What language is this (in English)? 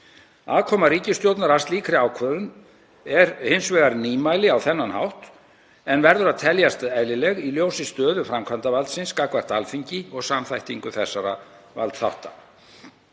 Icelandic